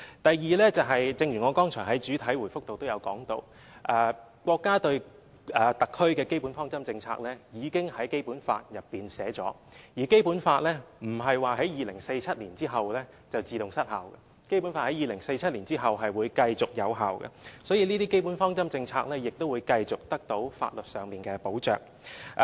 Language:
Cantonese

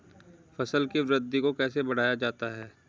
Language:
Hindi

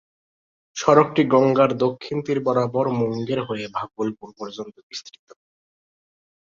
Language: Bangla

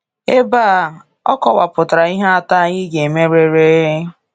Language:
Igbo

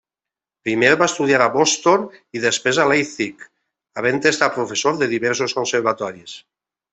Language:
Catalan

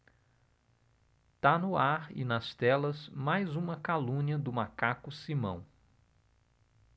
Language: Portuguese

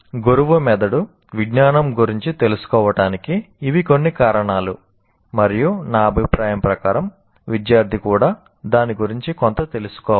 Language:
Telugu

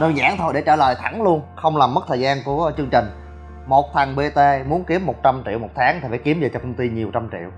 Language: Vietnamese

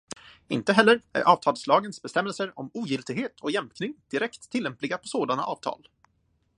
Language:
Swedish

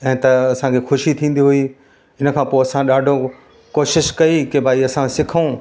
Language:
Sindhi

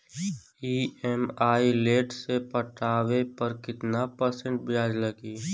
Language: Bhojpuri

